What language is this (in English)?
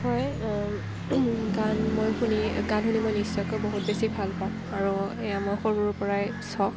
Assamese